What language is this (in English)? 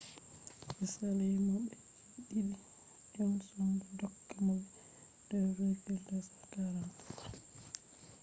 Fula